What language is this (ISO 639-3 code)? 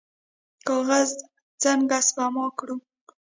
pus